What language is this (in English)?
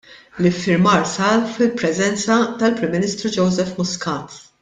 Maltese